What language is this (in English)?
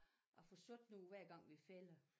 Danish